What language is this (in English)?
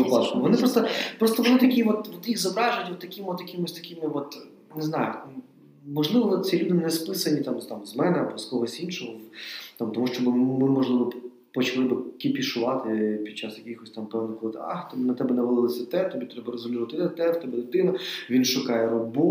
Ukrainian